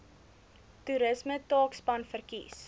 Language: Afrikaans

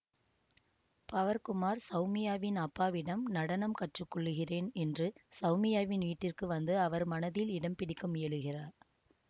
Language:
Tamil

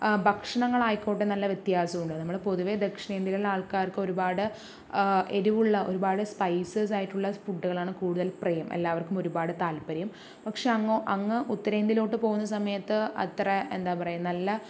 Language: Malayalam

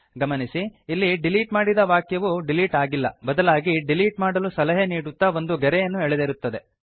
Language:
Kannada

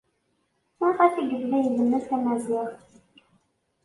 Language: Kabyle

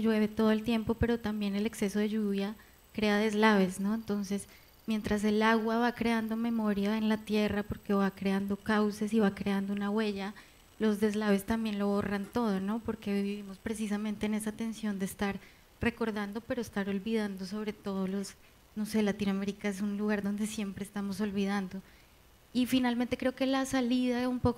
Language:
Spanish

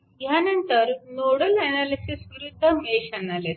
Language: Marathi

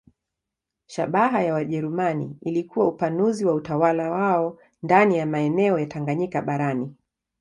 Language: Swahili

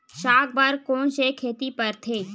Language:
Chhattisgarhi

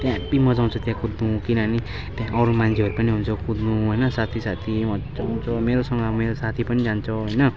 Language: Nepali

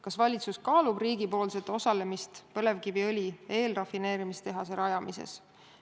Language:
Estonian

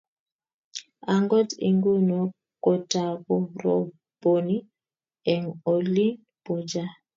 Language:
Kalenjin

